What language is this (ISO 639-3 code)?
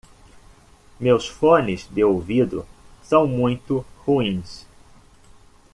por